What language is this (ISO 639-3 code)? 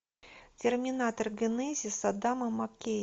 rus